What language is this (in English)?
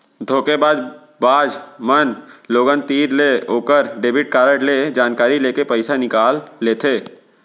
Chhattisgarhi